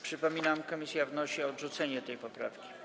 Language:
Polish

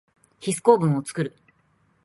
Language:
Japanese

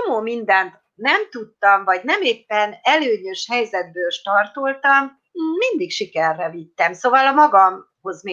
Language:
Hungarian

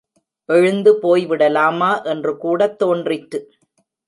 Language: Tamil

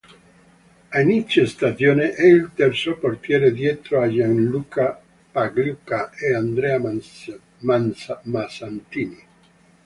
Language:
Italian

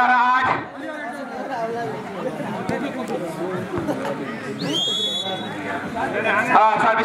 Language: Thai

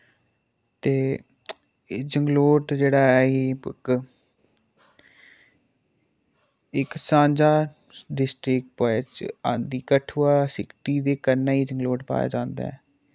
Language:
Dogri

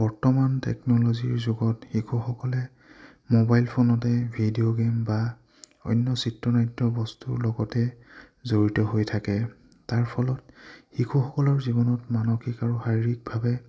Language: Assamese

